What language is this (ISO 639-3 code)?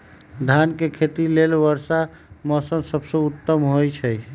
mag